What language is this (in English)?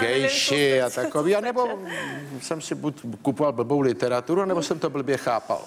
Czech